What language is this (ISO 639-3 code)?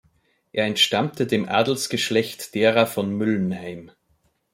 deu